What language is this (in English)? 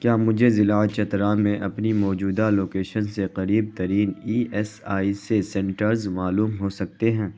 Urdu